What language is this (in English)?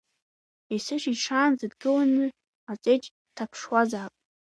Abkhazian